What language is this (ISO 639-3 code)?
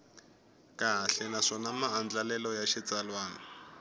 tso